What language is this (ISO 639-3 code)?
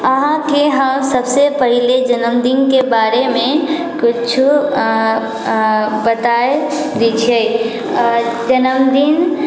mai